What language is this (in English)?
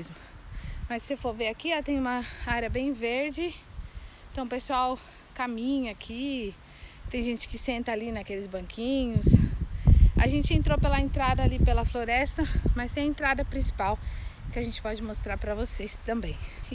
Portuguese